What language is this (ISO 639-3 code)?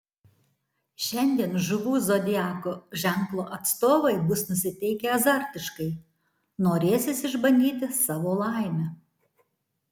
lit